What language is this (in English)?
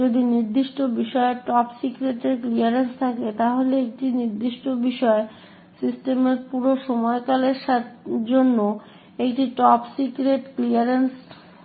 Bangla